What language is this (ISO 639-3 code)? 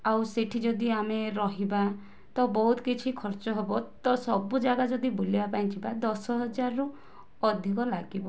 ori